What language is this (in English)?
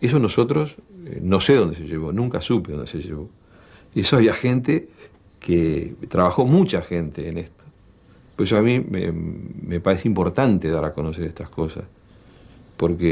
Spanish